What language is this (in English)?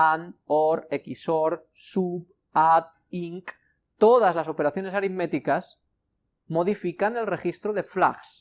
Spanish